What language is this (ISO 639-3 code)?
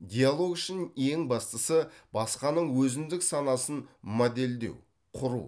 kaz